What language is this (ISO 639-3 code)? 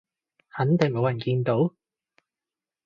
yue